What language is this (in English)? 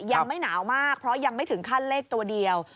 Thai